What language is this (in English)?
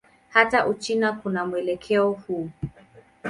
Swahili